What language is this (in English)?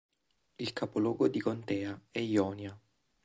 Italian